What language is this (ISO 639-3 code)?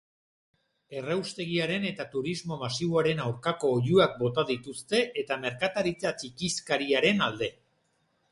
eus